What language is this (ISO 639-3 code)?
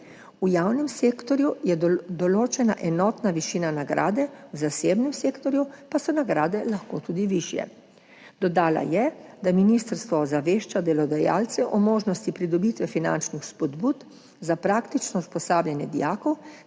slv